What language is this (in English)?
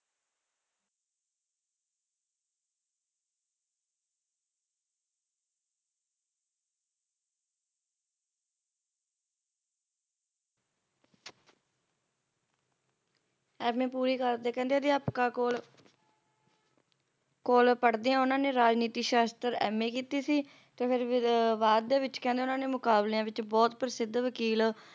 Punjabi